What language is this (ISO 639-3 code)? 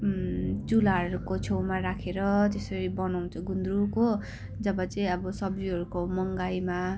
nep